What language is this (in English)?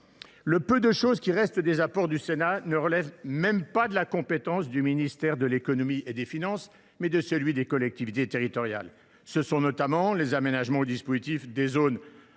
French